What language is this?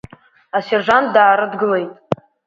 Abkhazian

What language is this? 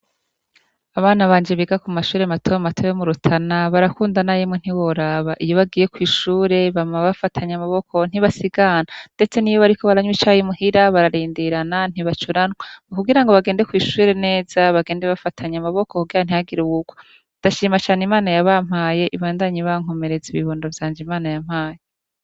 Rundi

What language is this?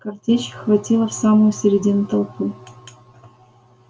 Russian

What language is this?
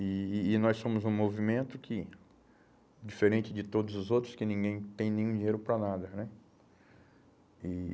Portuguese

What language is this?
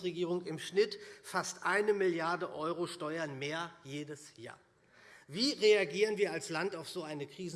German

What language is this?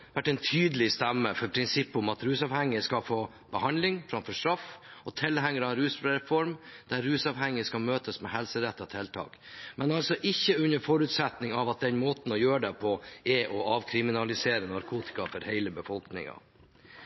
Norwegian Bokmål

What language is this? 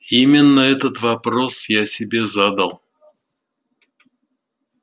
Russian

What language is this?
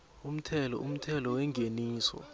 South Ndebele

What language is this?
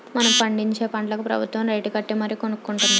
Telugu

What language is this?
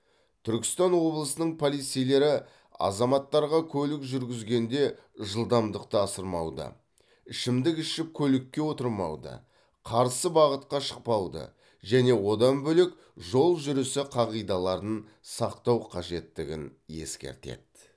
Kazakh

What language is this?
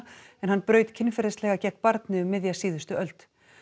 Icelandic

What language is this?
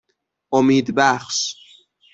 Persian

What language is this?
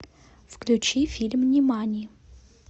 Russian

